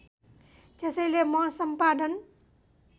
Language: Nepali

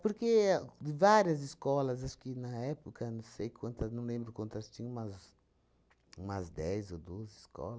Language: Portuguese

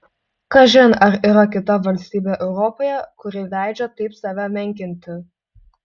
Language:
Lithuanian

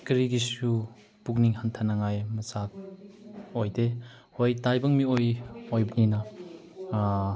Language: Manipuri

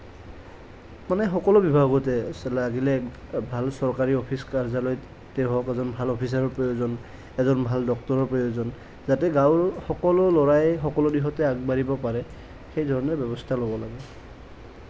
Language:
Assamese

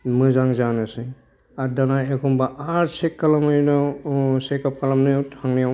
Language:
Bodo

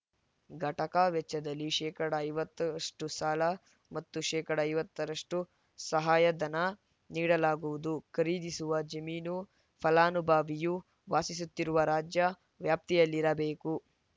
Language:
Kannada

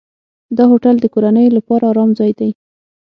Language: Pashto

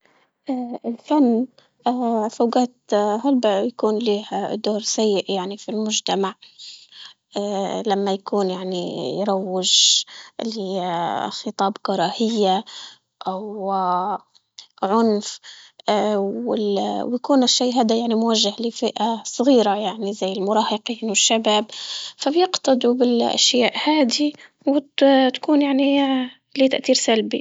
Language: Libyan Arabic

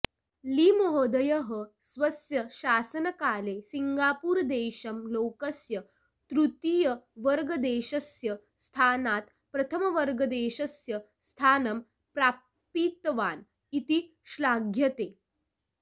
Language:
Sanskrit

